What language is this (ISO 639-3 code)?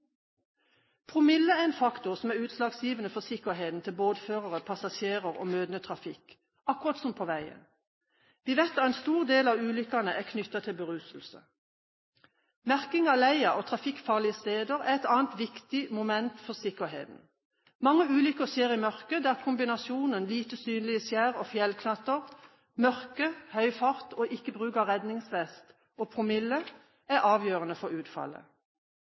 nob